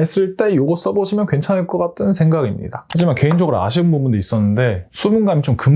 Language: Korean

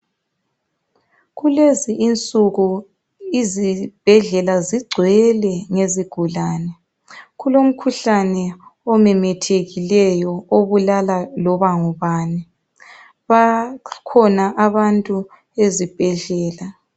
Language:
North Ndebele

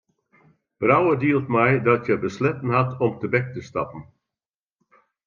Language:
Western Frisian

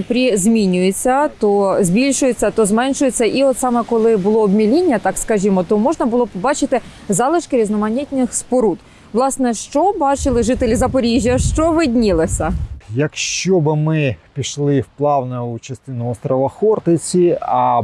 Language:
Ukrainian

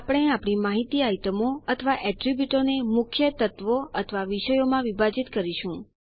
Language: Gujarati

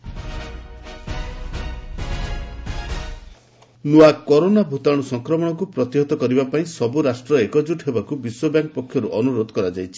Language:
Odia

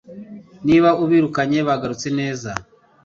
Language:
Kinyarwanda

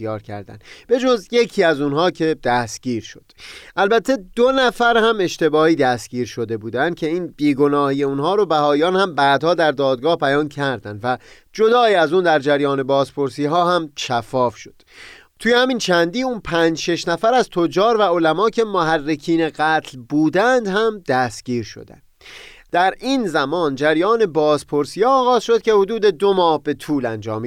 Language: Persian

